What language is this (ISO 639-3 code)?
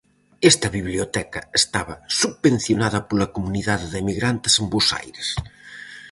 glg